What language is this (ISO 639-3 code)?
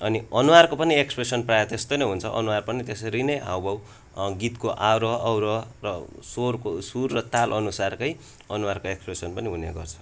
nep